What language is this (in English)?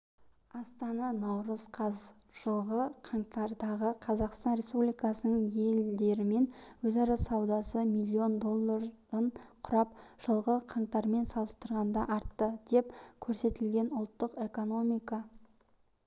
Kazakh